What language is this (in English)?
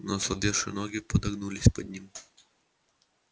Russian